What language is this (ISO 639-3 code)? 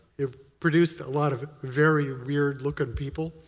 eng